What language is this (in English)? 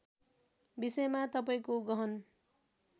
Nepali